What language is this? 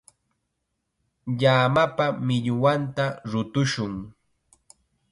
Chiquián Ancash Quechua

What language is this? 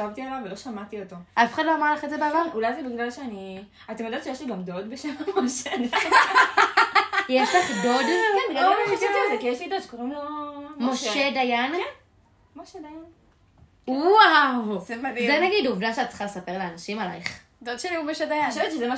Hebrew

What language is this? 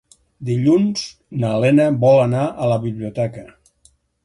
Catalan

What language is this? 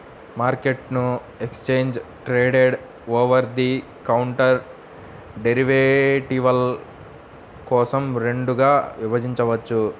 Telugu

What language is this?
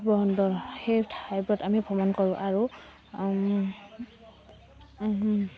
Assamese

